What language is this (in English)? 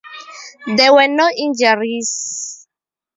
English